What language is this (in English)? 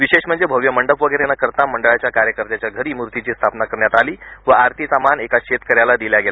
Marathi